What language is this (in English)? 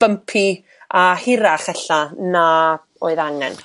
Welsh